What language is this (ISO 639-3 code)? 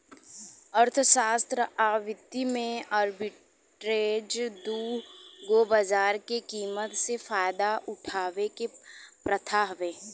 bho